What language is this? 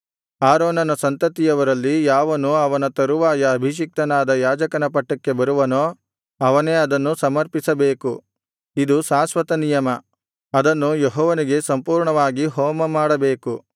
Kannada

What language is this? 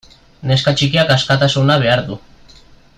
Basque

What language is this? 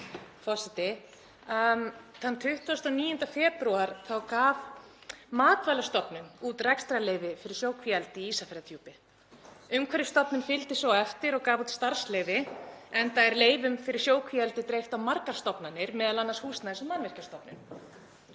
Icelandic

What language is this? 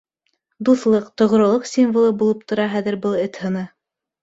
Bashkir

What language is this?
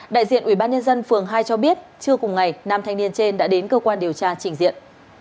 Vietnamese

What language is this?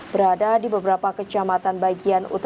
Indonesian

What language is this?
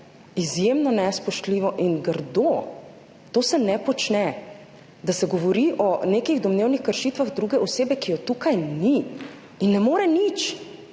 Slovenian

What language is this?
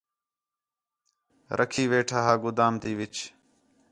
Khetrani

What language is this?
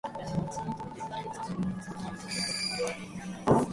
Japanese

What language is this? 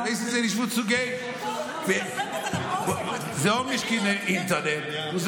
Hebrew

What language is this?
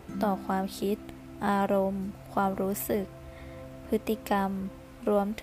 Thai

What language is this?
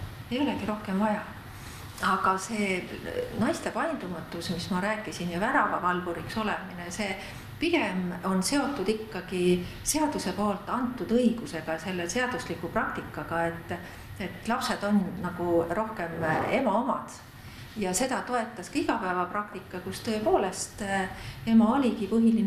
Finnish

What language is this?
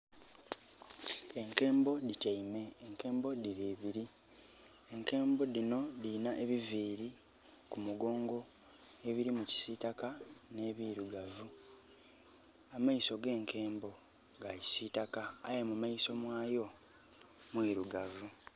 Soga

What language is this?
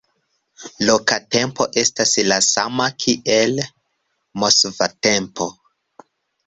Esperanto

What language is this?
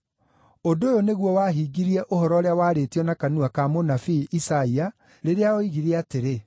Kikuyu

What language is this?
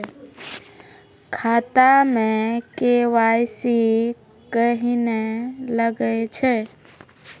Maithili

